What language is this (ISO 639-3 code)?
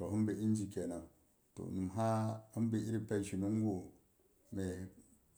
bux